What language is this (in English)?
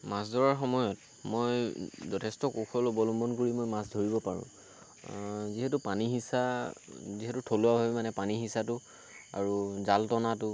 Assamese